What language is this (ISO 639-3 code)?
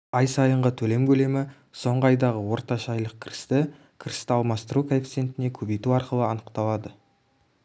kaz